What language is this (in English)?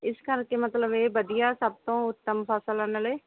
Punjabi